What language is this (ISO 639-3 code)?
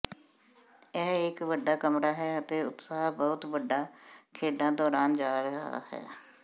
pan